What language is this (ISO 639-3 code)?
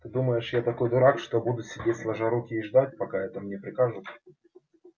rus